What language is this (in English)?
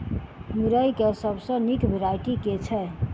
Maithili